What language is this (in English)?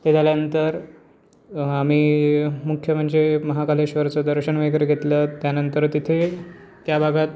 Marathi